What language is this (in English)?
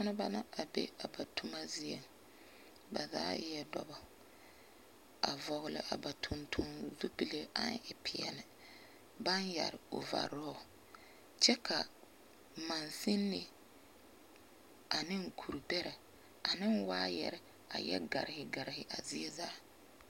Southern Dagaare